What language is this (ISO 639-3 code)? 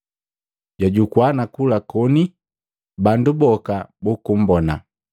mgv